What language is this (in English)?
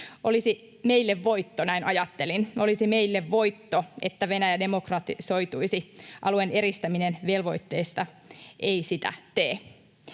Finnish